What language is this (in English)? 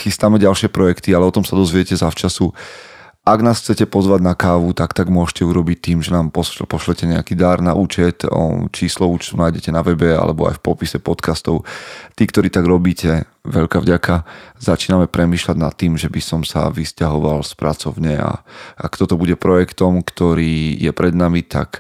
Slovak